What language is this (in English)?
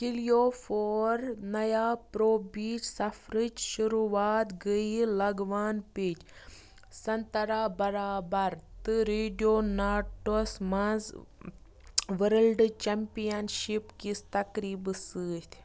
Kashmiri